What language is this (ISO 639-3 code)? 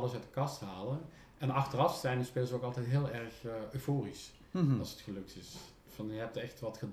nld